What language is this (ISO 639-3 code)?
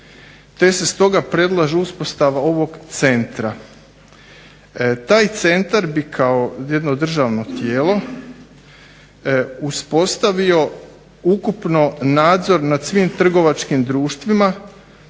hrv